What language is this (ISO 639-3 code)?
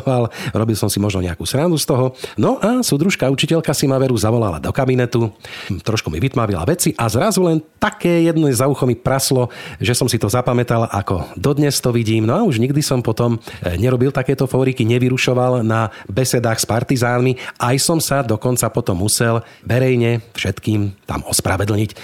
slk